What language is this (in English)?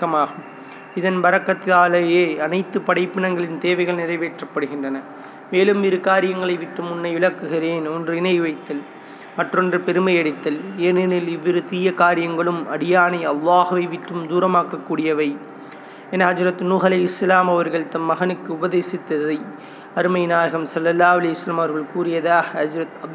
Tamil